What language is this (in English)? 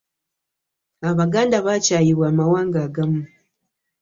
Ganda